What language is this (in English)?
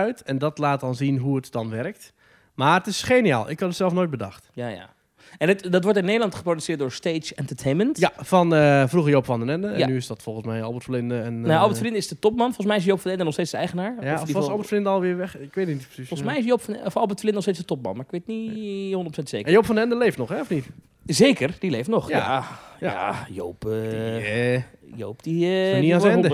Dutch